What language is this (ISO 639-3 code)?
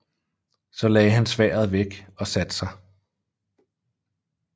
dan